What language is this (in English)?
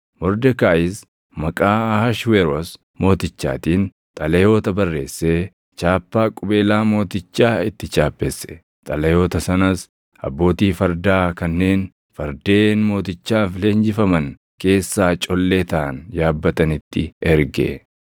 Oromo